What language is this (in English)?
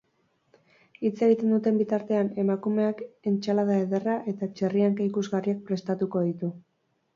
Basque